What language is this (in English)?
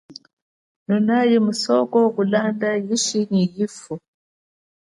Chokwe